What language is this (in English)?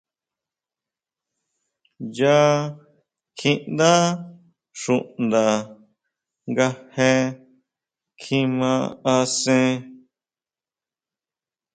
Huautla Mazatec